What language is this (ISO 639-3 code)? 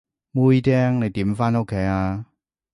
yue